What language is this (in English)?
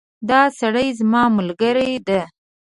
Pashto